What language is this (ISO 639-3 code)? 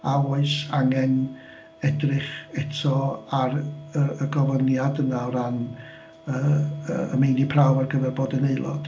cym